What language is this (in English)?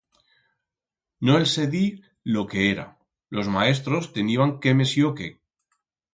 Aragonese